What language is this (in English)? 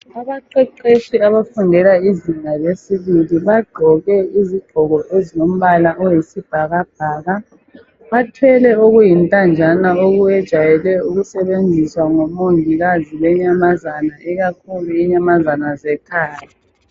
North Ndebele